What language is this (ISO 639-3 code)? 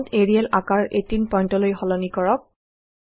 asm